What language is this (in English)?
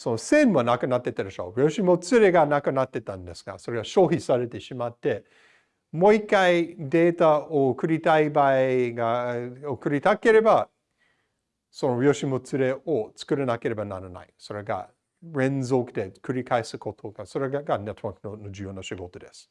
Japanese